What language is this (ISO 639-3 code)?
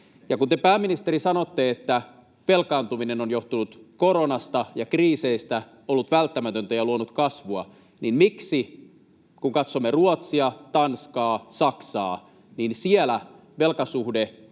fin